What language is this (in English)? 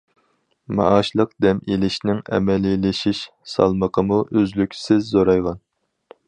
Uyghur